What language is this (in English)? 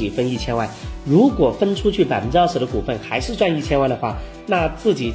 Chinese